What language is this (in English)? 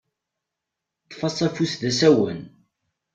Kabyle